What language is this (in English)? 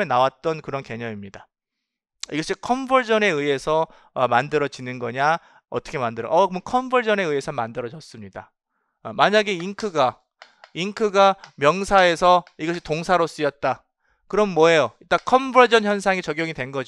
Korean